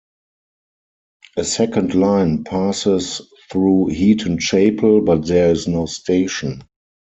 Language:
English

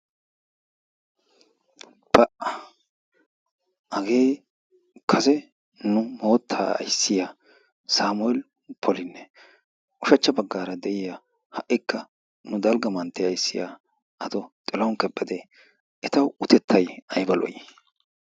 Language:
Wolaytta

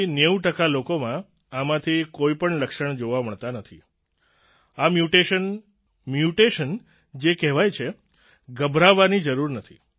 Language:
Gujarati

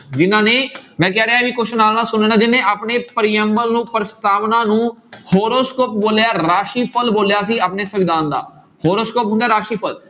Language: Punjabi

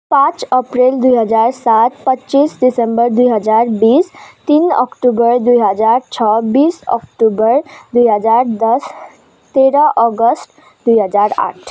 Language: Nepali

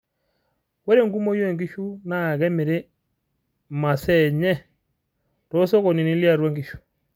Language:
Masai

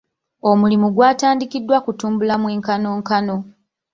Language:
Ganda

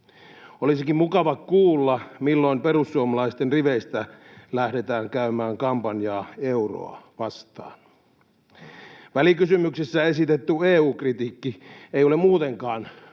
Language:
Finnish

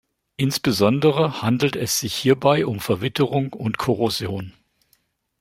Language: German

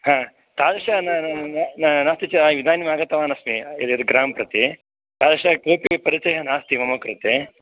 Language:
Sanskrit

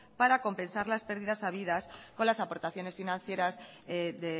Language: Spanish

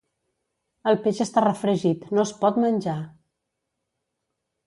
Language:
Catalan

